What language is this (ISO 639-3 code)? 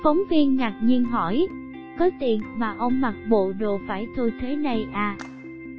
vie